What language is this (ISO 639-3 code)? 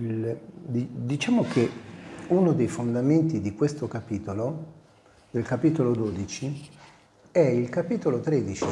ita